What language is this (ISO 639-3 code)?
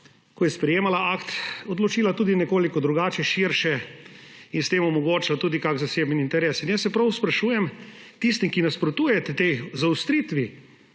slv